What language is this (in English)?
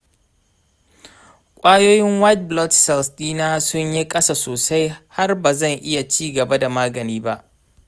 Hausa